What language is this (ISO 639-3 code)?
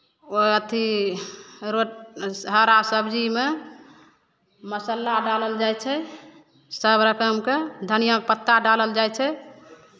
mai